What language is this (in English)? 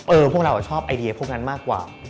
Thai